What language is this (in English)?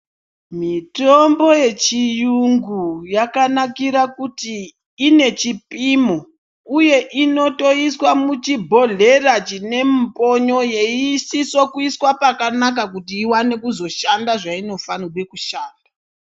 Ndau